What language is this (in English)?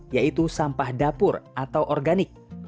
Indonesian